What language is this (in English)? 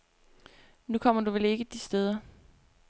Danish